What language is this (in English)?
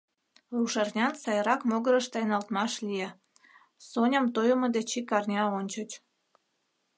Mari